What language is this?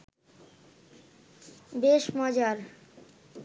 Bangla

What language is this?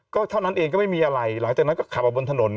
Thai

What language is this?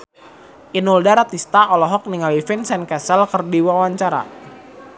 Sundanese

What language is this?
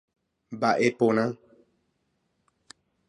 Guarani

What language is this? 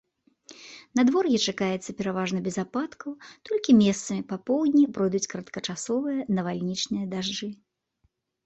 Belarusian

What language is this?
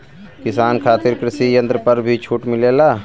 Bhojpuri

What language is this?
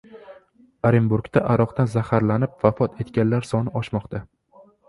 Uzbek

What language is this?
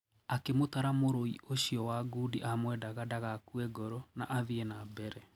Kikuyu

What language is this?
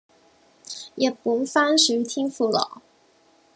Cantonese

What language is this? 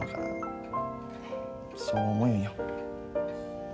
Japanese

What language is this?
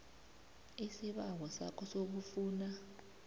South Ndebele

